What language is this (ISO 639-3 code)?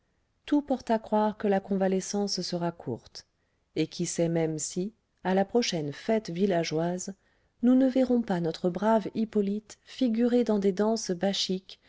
fra